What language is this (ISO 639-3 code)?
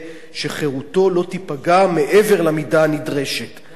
heb